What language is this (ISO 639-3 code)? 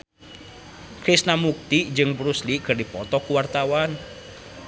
sun